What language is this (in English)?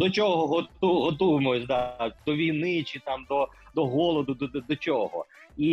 Ukrainian